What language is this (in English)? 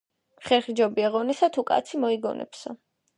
Georgian